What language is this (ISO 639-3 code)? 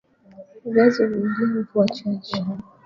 swa